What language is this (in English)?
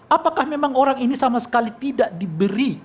Indonesian